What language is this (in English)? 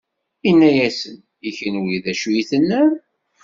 Kabyle